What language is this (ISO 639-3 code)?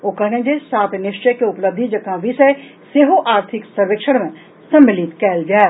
mai